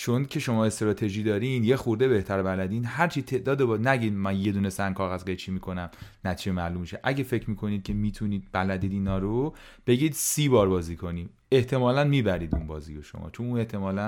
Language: Persian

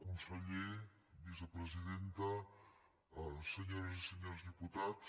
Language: Catalan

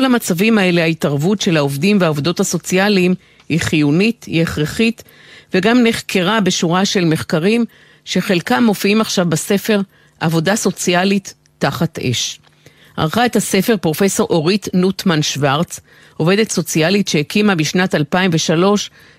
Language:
Hebrew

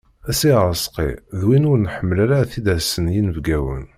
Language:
Kabyle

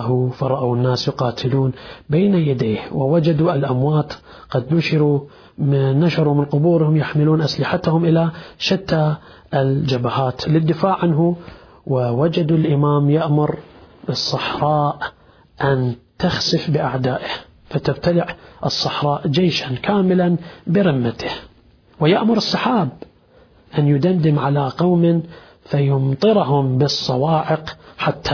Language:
Arabic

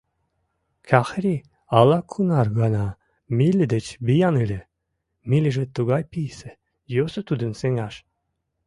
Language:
Mari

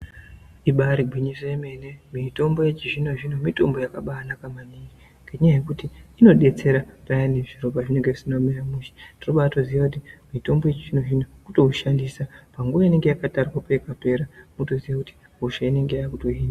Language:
Ndau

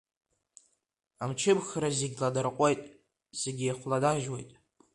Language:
Abkhazian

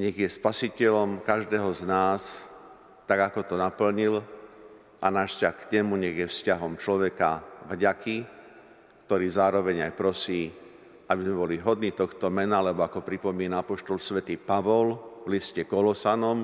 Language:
Slovak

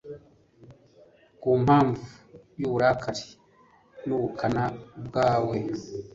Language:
Kinyarwanda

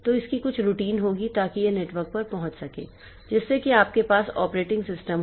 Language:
Hindi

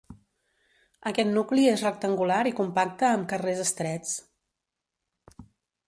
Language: Catalan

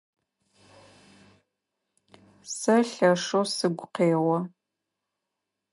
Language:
Adyghe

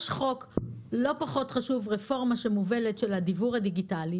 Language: Hebrew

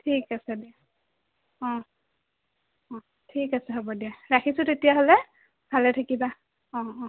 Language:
Assamese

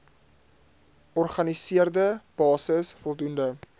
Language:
Afrikaans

